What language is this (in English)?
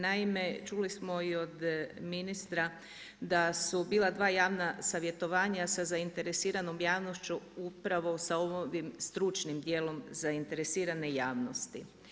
Croatian